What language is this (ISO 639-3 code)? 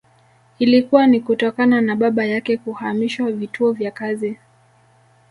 swa